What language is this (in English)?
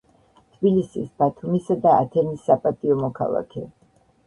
Georgian